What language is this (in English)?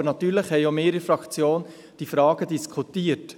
Swiss German